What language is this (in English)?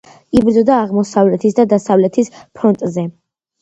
Georgian